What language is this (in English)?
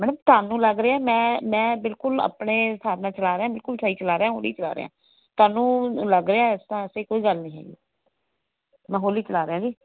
Punjabi